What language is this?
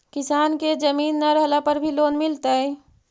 Magahi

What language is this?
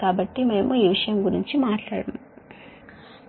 Telugu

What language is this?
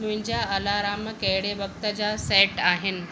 Sindhi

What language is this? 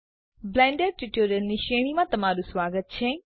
Gujarati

